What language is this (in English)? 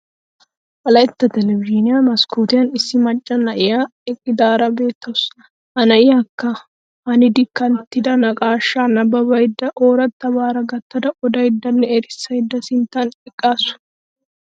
Wolaytta